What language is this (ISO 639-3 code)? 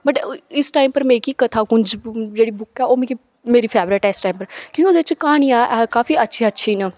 doi